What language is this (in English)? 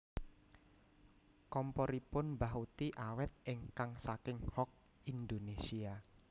Javanese